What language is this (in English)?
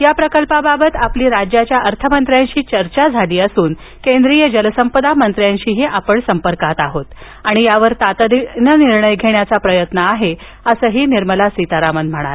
Marathi